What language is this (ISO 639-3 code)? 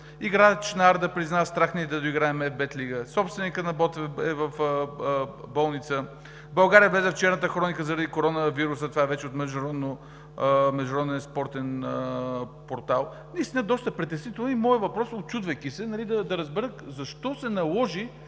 bul